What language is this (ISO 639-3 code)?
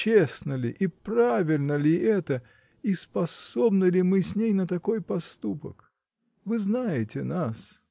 rus